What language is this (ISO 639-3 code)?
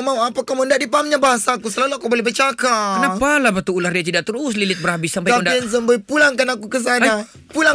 msa